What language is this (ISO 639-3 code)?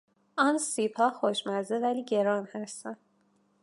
fas